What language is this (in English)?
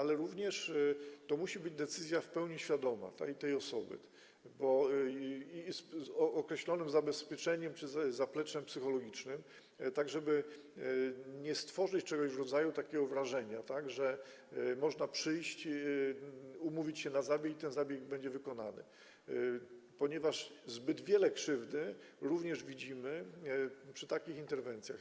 Polish